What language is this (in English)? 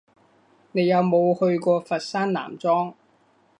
Cantonese